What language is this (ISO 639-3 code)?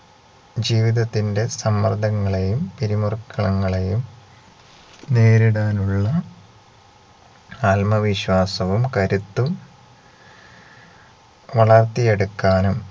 mal